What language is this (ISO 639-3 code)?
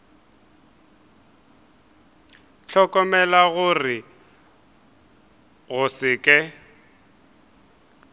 nso